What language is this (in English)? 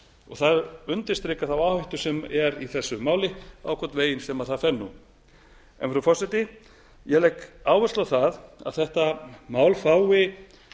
Icelandic